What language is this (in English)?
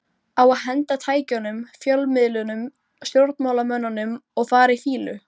Icelandic